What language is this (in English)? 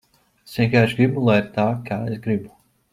Latvian